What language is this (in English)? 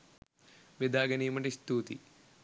Sinhala